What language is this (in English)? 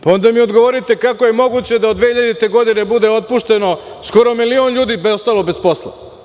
Serbian